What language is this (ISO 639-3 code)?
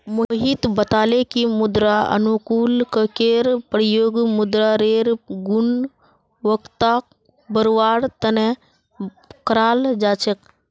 mag